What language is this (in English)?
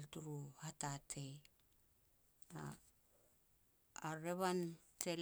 Petats